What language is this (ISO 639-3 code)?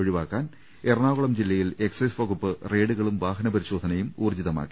mal